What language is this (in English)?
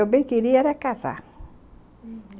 Portuguese